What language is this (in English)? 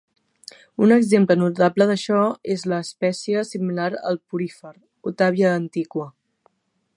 Catalan